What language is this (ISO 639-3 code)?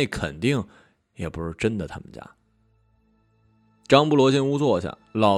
zho